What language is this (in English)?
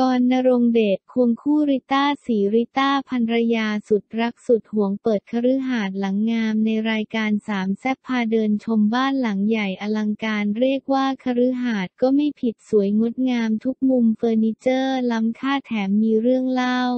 Thai